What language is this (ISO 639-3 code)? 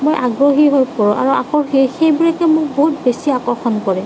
asm